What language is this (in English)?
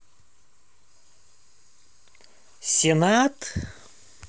Russian